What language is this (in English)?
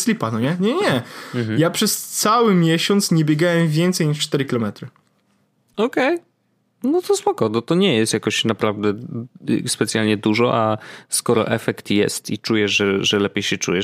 Polish